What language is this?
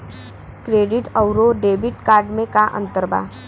Bhojpuri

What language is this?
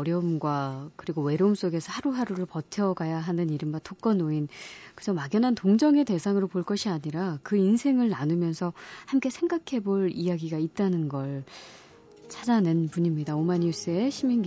Korean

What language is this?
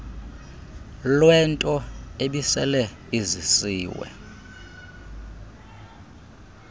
Xhosa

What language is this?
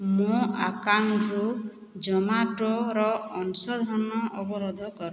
Odia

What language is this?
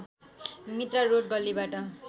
Nepali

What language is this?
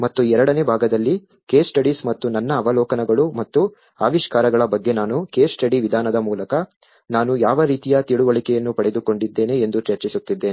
Kannada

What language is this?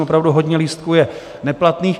Czech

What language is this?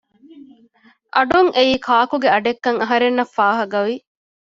Divehi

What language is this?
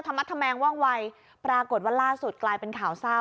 Thai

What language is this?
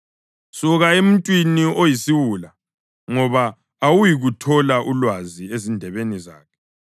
North Ndebele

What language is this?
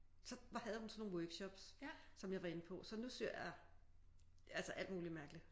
Danish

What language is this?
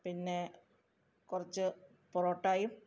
Malayalam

